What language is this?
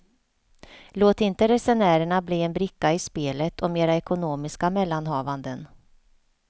Swedish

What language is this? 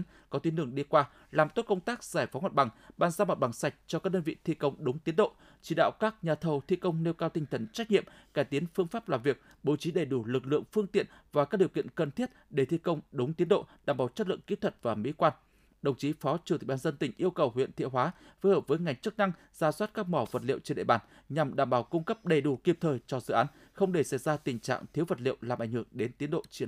Vietnamese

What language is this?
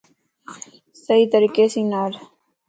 Lasi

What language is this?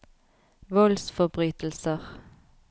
Norwegian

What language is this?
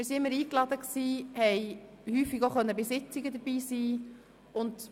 Swiss German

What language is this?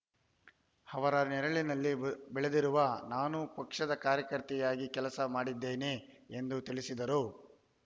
Kannada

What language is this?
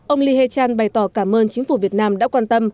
Vietnamese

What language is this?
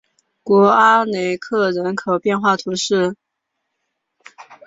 Chinese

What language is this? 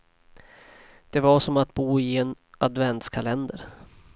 Swedish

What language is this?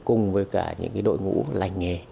Vietnamese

